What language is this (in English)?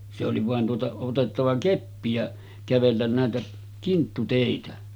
Finnish